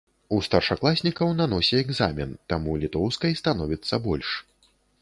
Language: Belarusian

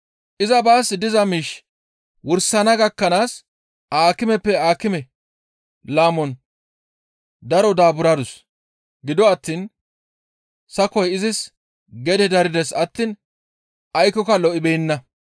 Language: Gamo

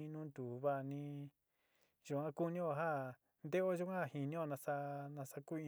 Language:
Sinicahua Mixtec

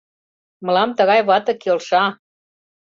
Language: Mari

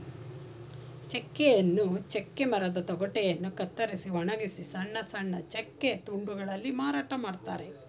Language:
Kannada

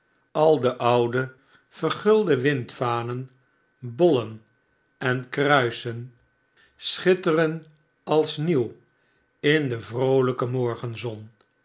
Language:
Dutch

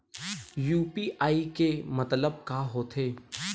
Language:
Chhattisgarhi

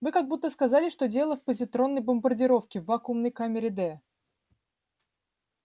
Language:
Russian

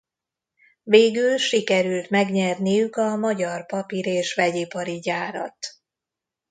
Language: Hungarian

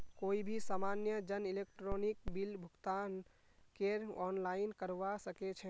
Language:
Magahi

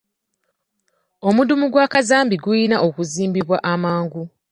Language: Ganda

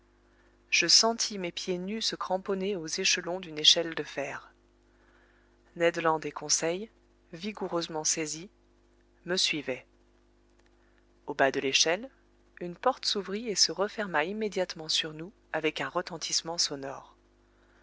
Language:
French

